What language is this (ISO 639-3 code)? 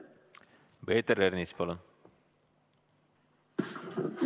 est